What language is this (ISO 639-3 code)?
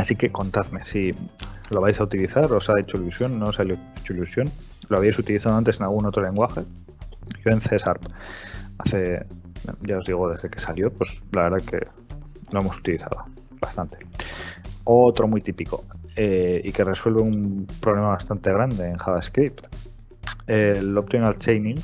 spa